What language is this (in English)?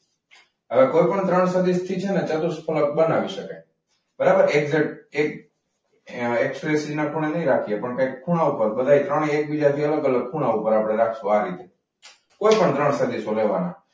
Gujarati